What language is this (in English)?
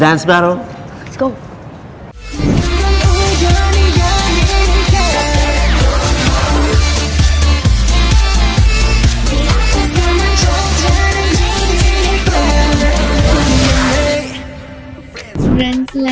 Thai